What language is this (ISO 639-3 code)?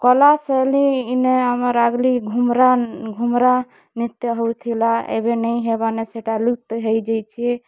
ori